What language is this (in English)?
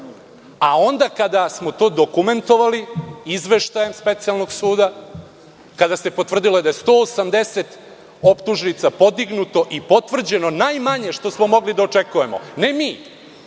Serbian